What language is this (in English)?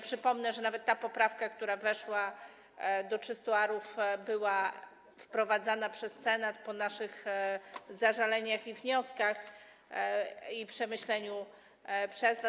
Polish